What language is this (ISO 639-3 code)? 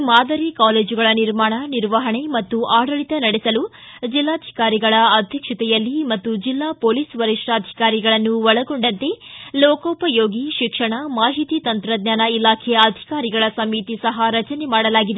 kan